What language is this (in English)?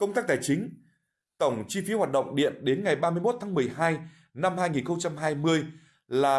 Vietnamese